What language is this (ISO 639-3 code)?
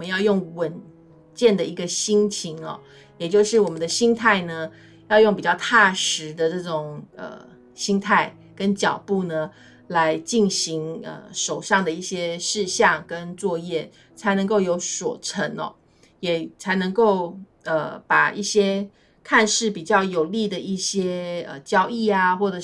zho